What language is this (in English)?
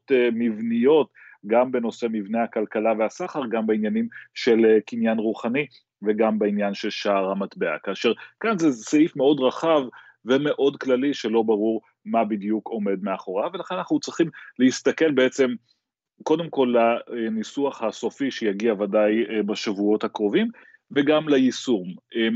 Hebrew